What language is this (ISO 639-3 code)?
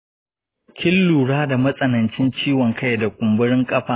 hau